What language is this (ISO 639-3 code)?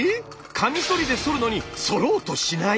jpn